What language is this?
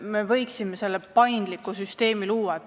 Estonian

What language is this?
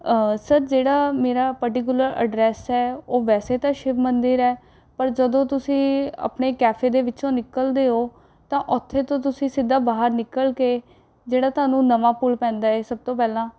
Punjabi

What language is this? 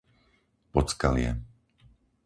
Slovak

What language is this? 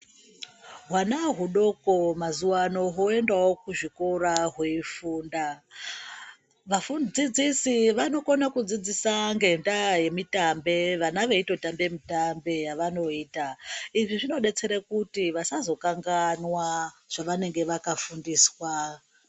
Ndau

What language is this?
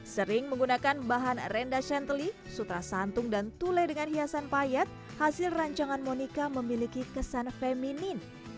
Indonesian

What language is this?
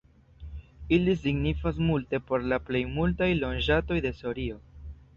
Esperanto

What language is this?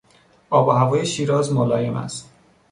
Persian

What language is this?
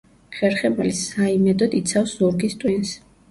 Georgian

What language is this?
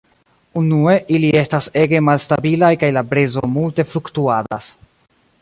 Esperanto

